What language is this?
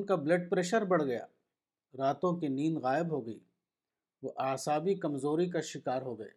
Urdu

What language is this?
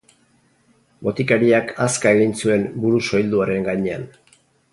Basque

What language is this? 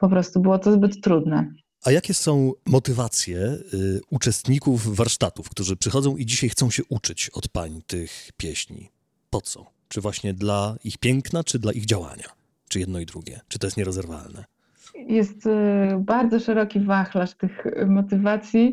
Polish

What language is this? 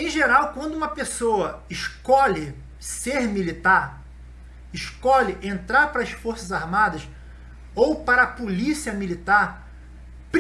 Portuguese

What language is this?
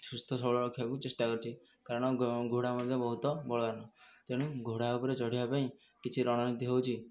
Odia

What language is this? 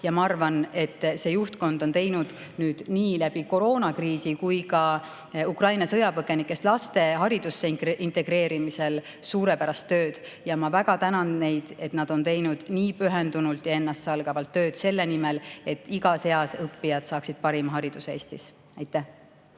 Estonian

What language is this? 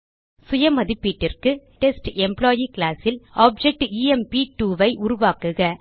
Tamil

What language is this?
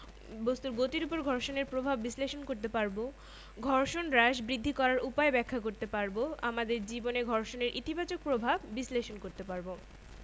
Bangla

